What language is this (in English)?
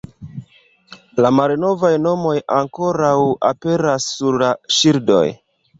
Esperanto